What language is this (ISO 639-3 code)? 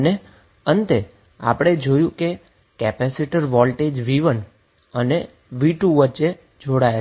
guj